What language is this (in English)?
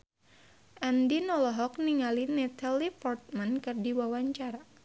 Sundanese